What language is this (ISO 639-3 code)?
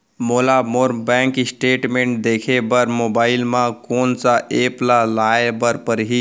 hne